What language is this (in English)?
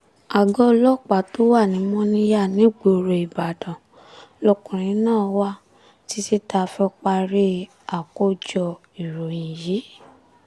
Yoruba